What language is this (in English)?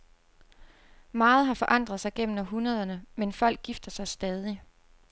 Danish